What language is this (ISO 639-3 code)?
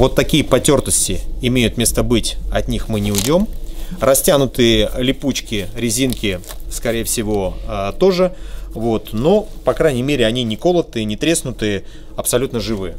rus